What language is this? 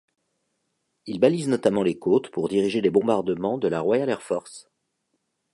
French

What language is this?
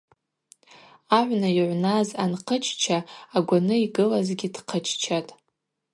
Abaza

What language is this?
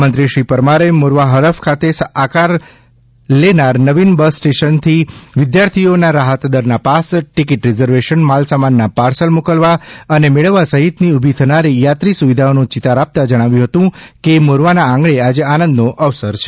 Gujarati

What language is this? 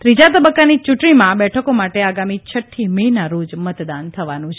Gujarati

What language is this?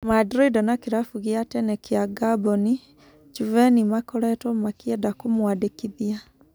Kikuyu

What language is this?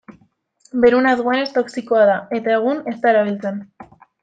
Basque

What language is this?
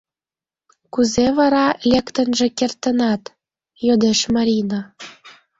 Mari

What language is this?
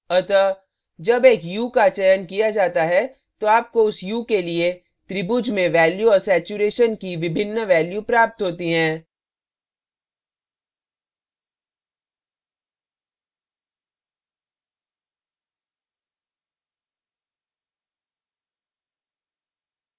Hindi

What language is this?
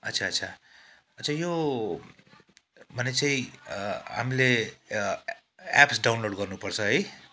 Nepali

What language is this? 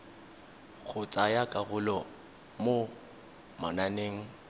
Tswana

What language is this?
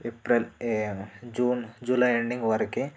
Telugu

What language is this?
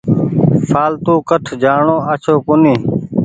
Goaria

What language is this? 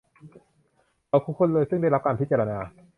Thai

